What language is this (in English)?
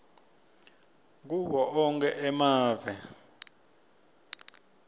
Swati